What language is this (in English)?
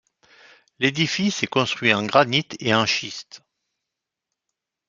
French